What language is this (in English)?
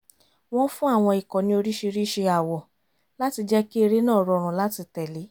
Yoruba